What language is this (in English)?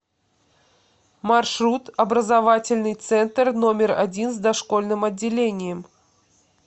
Russian